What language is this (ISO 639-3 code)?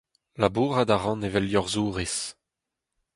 bre